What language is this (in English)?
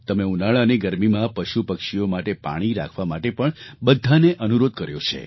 Gujarati